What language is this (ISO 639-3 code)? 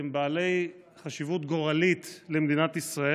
heb